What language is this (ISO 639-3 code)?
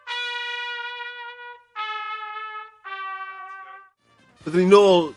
cym